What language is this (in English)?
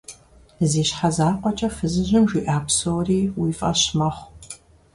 Kabardian